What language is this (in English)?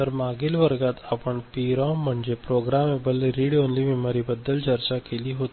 Marathi